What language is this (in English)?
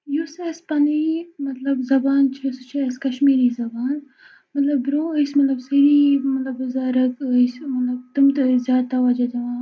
Kashmiri